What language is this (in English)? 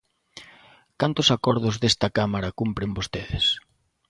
Galician